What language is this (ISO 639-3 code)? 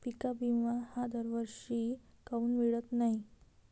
mar